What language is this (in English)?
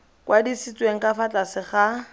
Tswana